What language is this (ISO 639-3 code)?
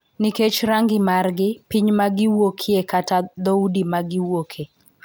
luo